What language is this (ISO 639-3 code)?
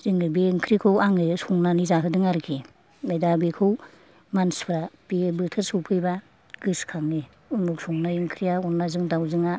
brx